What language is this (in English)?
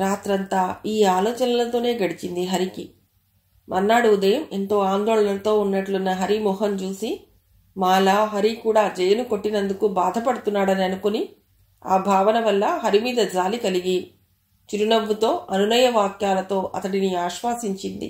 Telugu